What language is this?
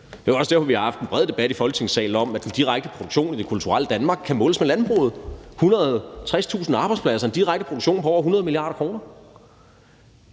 Danish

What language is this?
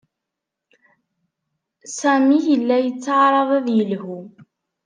Kabyle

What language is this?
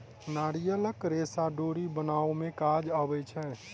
Maithili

